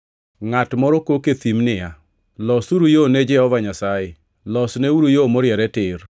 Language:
Luo (Kenya and Tanzania)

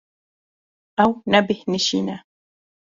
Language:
Kurdish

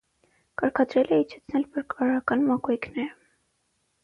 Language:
Armenian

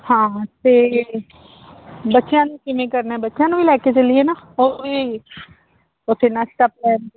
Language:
Punjabi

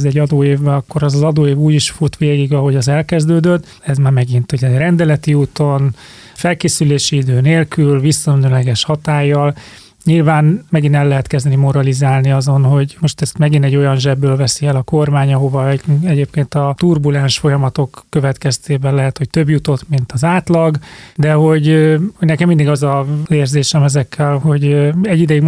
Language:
Hungarian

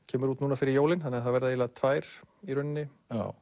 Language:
Icelandic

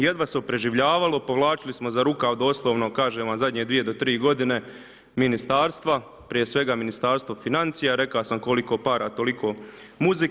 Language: Croatian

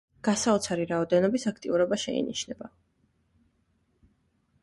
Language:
Georgian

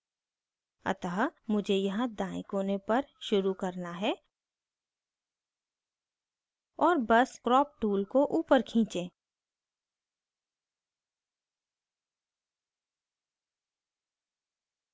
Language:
Hindi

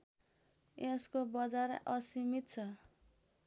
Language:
Nepali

